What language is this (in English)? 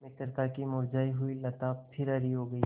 Hindi